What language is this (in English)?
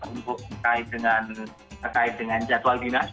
Indonesian